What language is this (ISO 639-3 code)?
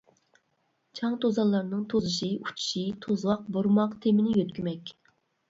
uig